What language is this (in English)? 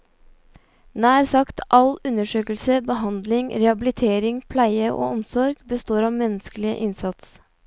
Norwegian